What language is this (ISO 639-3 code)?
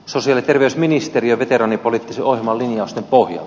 fin